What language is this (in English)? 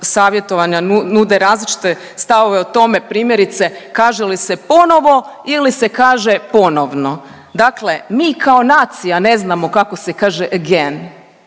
Croatian